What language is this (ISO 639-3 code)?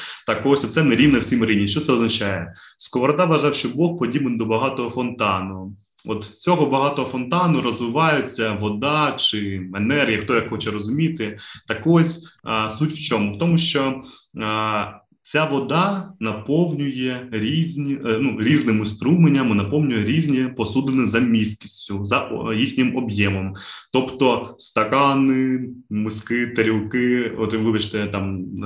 ukr